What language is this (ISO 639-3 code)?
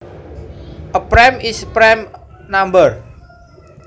jav